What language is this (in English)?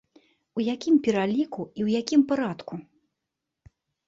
Belarusian